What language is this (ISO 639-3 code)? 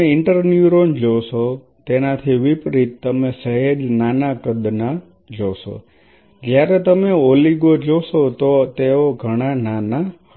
guj